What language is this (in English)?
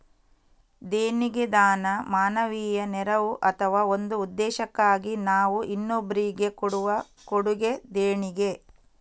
Kannada